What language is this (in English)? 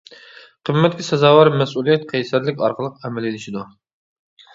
Uyghur